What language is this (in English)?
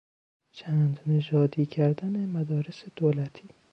Persian